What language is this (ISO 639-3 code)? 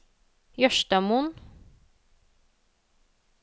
nor